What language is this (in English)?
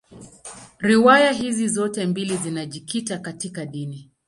Swahili